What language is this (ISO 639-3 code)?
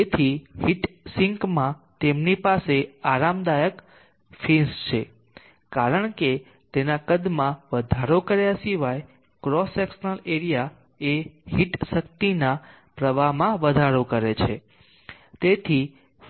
guj